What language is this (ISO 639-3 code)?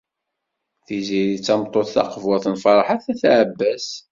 kab